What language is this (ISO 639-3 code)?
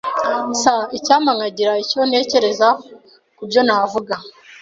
kin